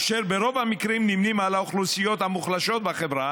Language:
Hebrew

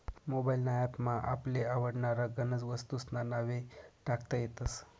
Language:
Marathi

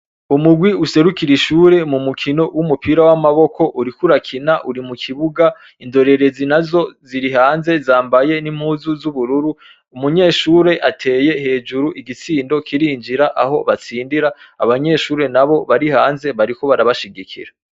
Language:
Rundi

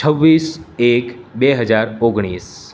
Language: Gujarati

